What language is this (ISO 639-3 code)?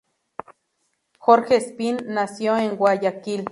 spa